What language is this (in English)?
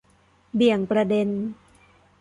Thai